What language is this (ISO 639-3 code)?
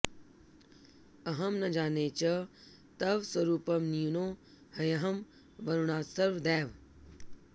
san